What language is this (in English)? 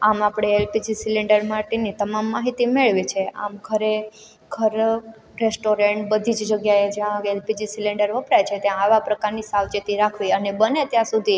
Gujarati